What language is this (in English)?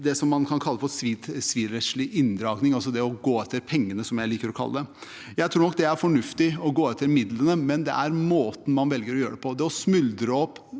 Norwegian